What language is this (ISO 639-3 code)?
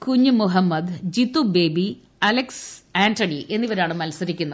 mal